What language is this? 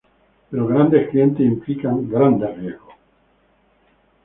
Spanish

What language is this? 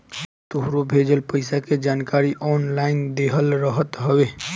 Bhojpuri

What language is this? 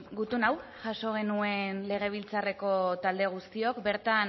Basque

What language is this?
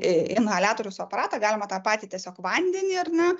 Lithuanian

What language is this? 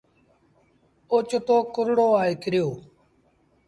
Sindhi Bhil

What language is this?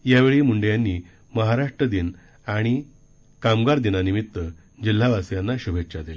Marathi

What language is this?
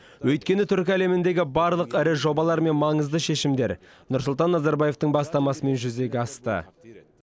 Kazakh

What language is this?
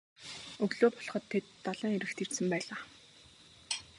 Mongolian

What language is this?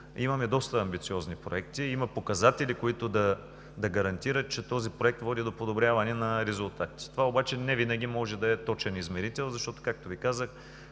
Bulgarian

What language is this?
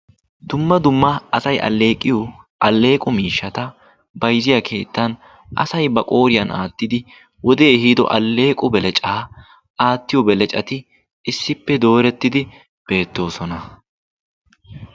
Wolaytta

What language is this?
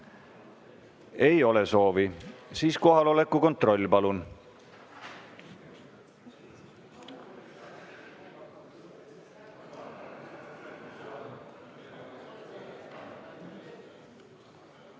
Estonian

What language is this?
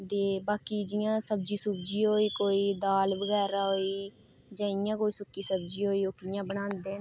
Dogri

